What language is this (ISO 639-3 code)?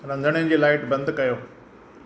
snd